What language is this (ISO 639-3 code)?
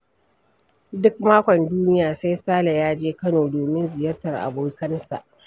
hau